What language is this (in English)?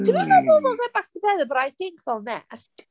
Welsh